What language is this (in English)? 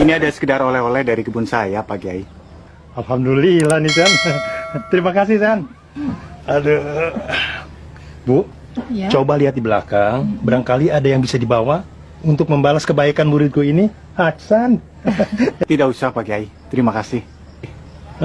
Indonesian